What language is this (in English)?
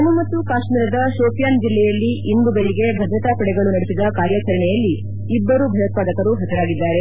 Kannada